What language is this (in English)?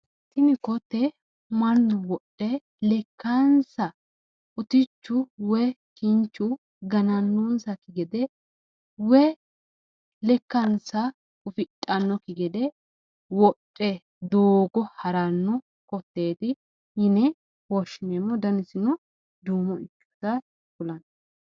Sidamo